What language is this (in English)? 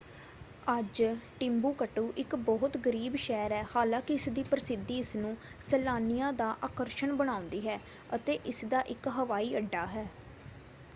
Punjabi